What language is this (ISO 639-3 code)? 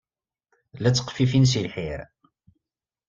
kab